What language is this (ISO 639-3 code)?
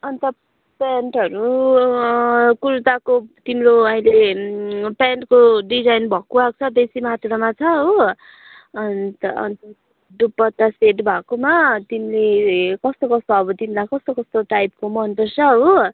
nep